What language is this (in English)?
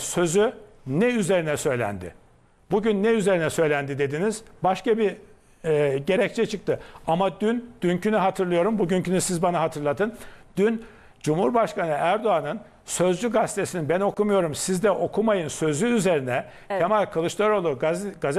Turkish